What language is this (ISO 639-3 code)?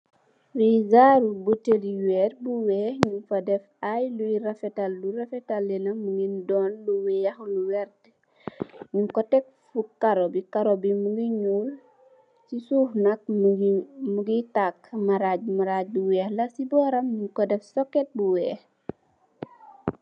wol